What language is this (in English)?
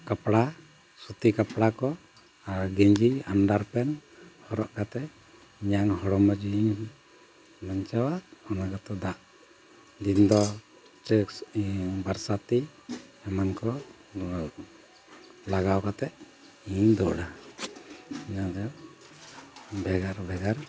Santali